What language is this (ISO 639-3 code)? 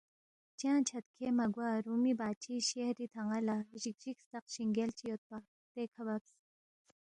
bft